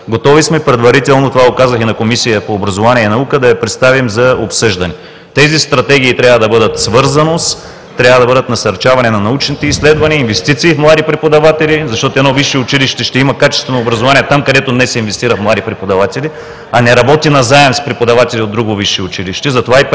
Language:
Bulgarian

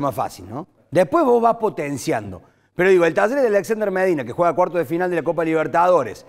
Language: Spanish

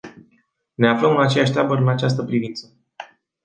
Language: Romanian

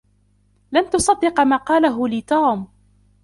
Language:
Arabic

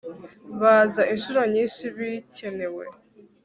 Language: Kinyarwanda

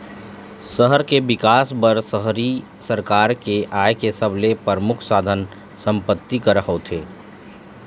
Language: Chhattisgarhi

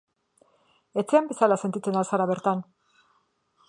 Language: Basque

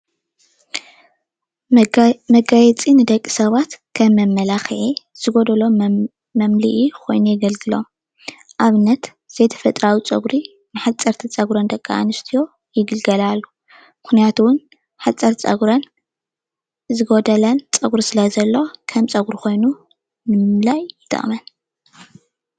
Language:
Tigrinya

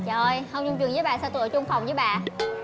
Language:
Vietnamese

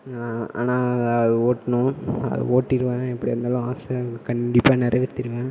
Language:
Tamil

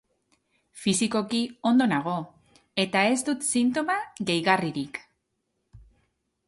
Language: Basque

